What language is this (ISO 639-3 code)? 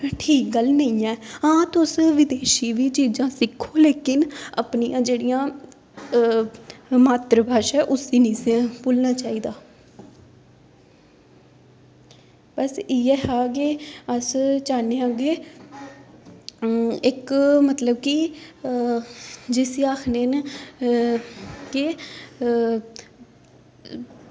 doi